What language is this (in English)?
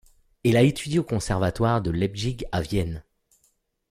French